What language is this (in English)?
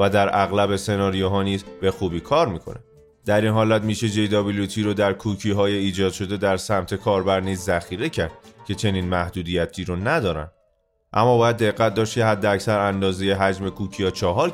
Persian